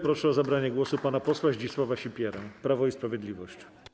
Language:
Polish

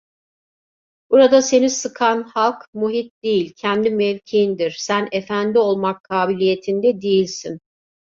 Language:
Turkish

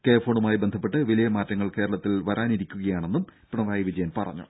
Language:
Malayalam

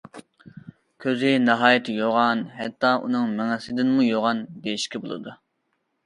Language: Uyghur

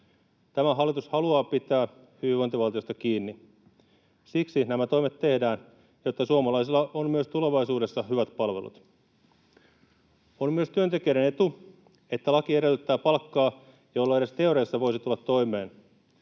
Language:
Finnish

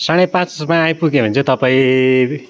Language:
Nepali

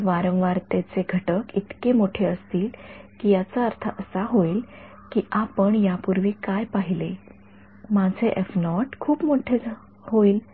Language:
Marathi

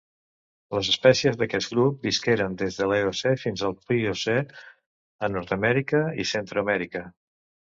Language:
Catalan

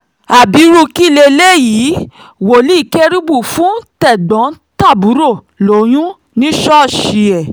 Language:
Yoruba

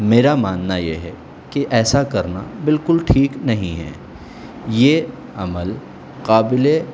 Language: Urdu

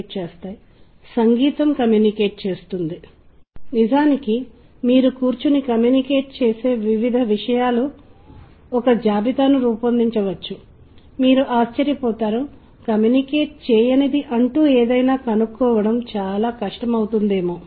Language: Telugu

